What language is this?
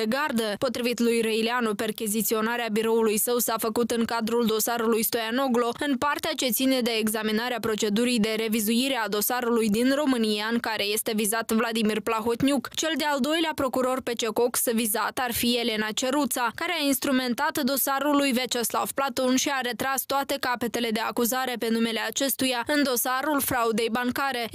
Romanian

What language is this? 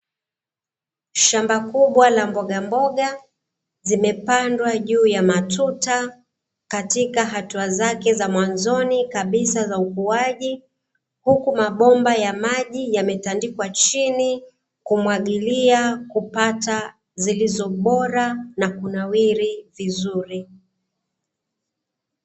Swahili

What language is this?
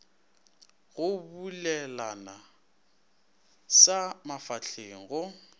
Northern Sotho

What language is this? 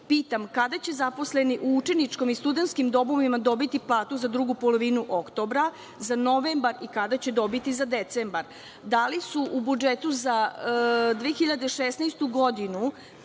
Serbian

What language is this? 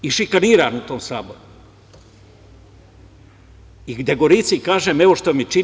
Serbian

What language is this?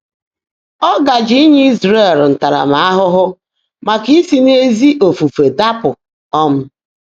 Igbo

